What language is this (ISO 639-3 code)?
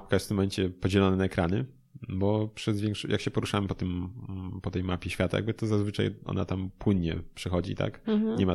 pol